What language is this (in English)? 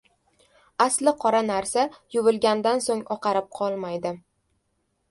Uzbek